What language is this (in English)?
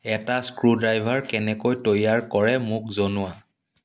Assamese